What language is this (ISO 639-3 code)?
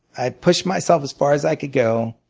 eng